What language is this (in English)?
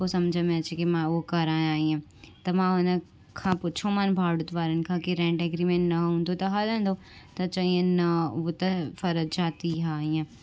Sindhi